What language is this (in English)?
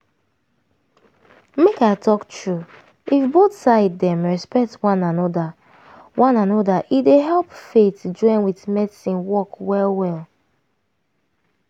Nigerian Pidgin